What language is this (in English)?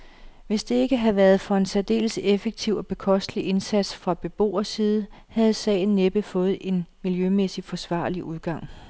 Danish